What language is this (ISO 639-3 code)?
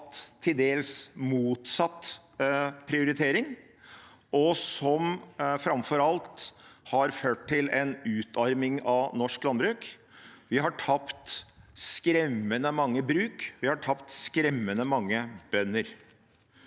nor